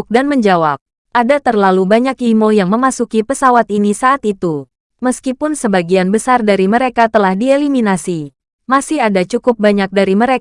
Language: Indonesian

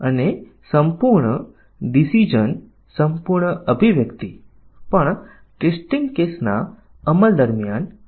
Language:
Gujarati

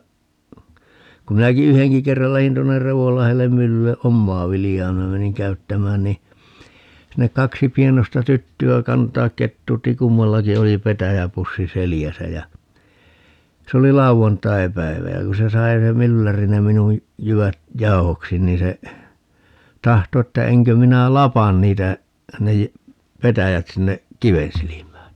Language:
Finnish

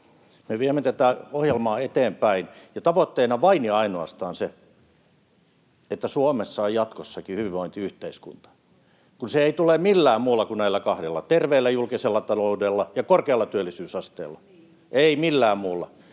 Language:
Finnish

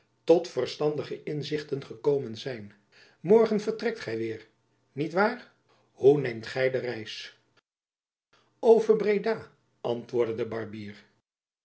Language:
Dutch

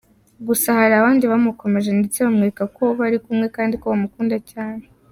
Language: Kinyarwanda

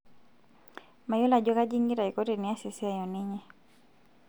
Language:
Masai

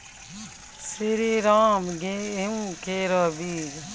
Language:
Maithili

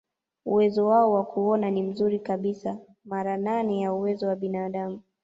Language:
Swahili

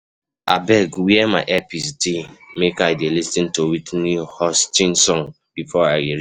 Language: Nigerian Pidgin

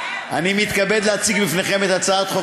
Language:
Hebrew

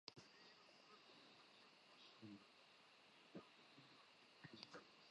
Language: Central Kurdish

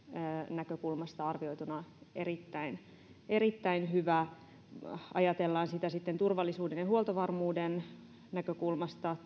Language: Finnish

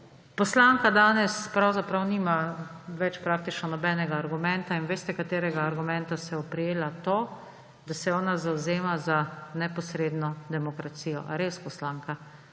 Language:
Slovenian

